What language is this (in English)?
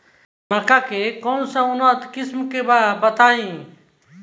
Bhojpuri